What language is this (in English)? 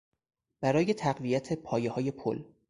Persian